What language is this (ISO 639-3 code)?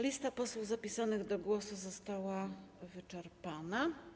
pol